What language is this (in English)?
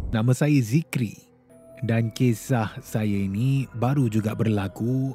Malay